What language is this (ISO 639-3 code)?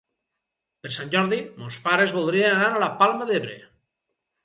cat